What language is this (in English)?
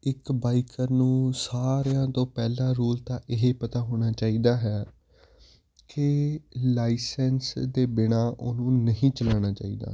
Punjabi